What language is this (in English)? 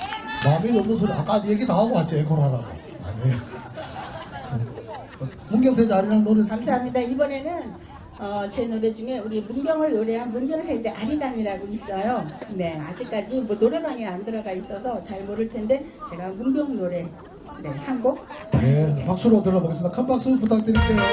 Korean